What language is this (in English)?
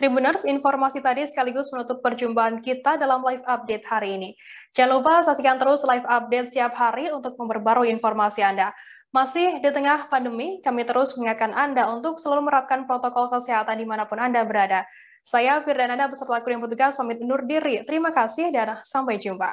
Indonesian